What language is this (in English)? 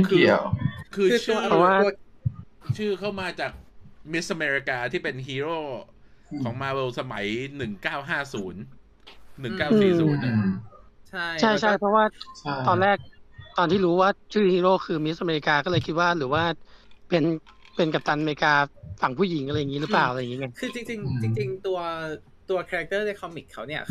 Thai